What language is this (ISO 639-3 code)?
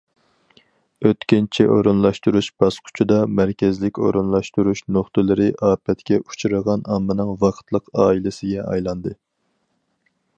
uig